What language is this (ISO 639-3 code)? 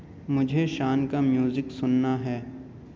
urd